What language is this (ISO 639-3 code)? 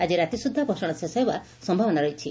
ori